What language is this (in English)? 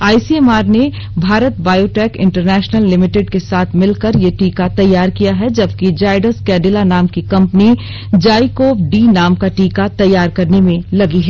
Hindi